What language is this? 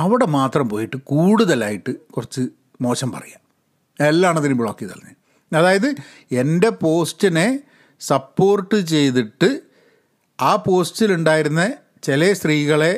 Malayalam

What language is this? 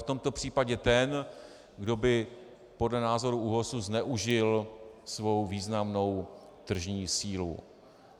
Czech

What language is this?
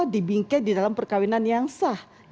Indonesian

